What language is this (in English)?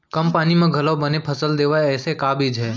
Chhattisgarhi